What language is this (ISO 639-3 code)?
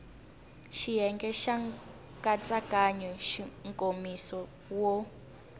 tso